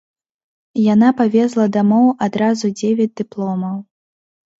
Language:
Belarusian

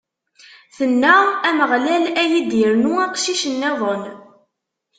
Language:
Kabyle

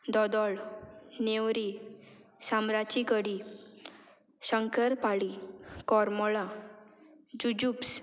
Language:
Konkani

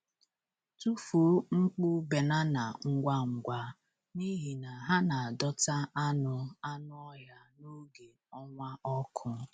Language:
Igbo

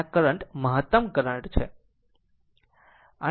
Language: Gujarati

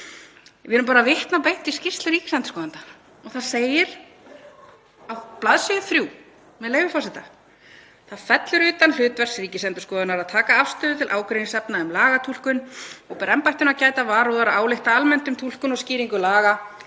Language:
Icelandic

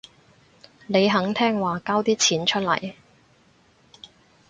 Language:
Cantonese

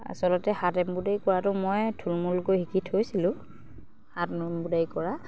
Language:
Assamese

